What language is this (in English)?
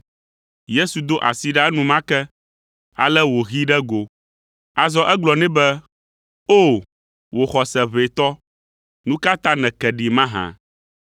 Ewe